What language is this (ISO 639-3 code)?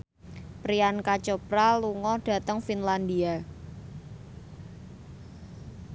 jav